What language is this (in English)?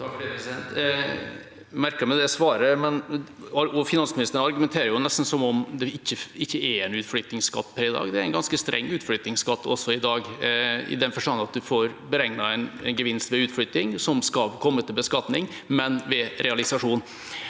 Norwegian